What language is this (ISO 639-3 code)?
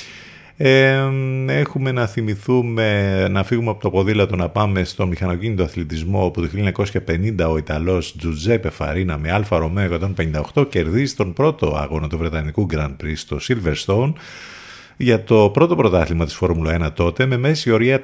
ell